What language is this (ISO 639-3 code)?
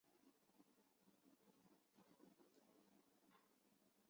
zho